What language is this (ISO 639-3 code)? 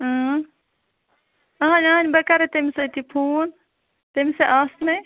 kas